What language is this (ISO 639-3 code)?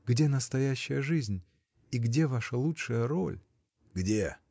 rus